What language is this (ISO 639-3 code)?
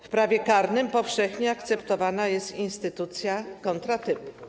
pol